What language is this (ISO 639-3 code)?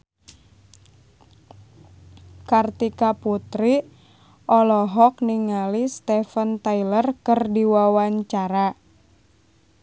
sun